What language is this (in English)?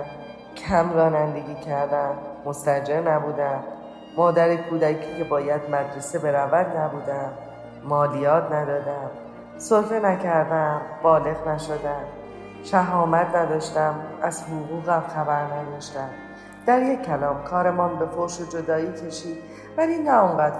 Persian